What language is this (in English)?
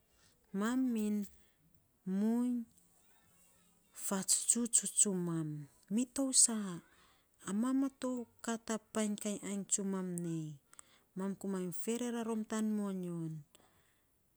Saposa